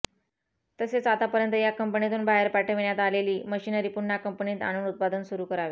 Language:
Marathi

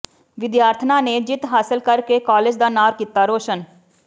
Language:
Punjabi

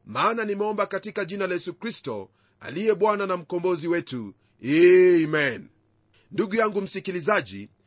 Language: Swahili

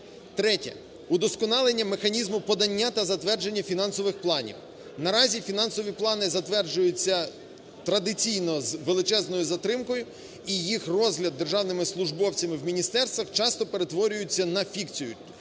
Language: Ukrainian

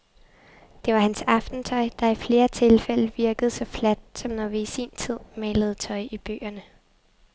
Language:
Danish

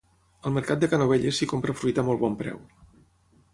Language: Catalan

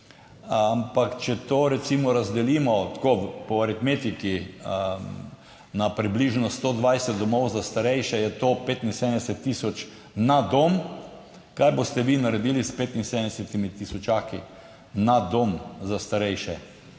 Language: Slovenian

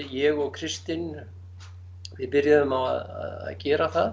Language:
Icelandic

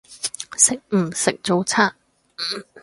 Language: Cantonese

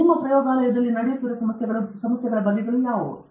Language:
Kannada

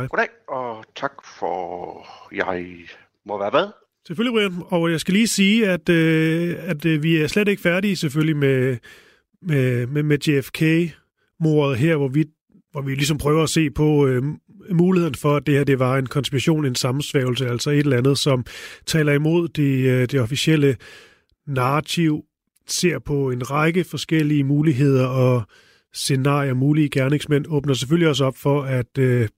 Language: Danish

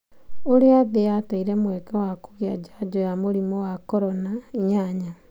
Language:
Kikuyu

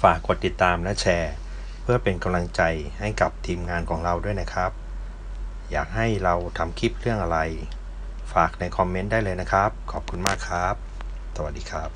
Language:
Thai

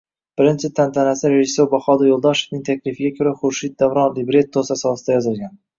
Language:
Uzbek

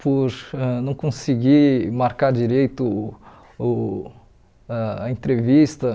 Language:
Portuguese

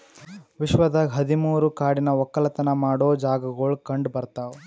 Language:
Kannada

